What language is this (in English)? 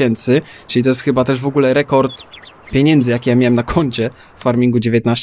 Polish